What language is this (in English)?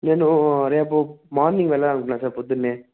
Telugu